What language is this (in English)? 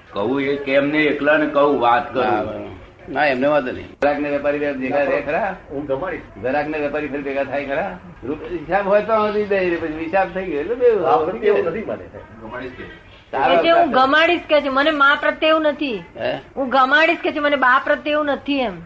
Gujarati